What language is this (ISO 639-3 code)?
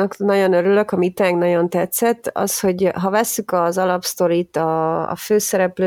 hun